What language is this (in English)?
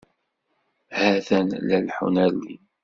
Kabyle